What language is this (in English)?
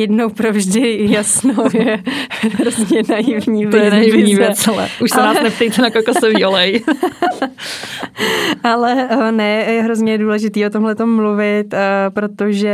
Czech